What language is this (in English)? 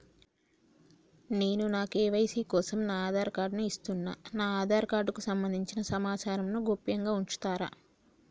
Telugu